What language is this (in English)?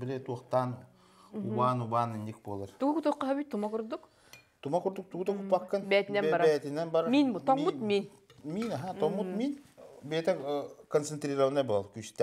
Turkish